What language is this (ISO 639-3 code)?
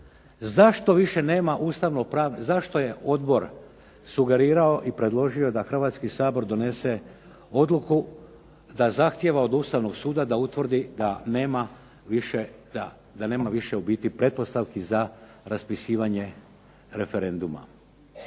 hrv